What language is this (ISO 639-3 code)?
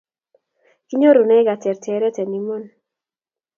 kln